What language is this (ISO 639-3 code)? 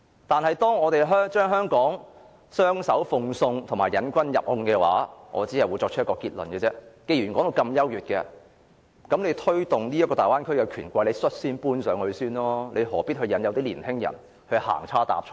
yue